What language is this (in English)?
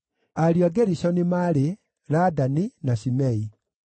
Kikuyu